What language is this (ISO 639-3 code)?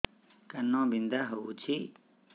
ori